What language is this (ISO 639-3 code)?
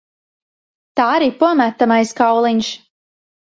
lav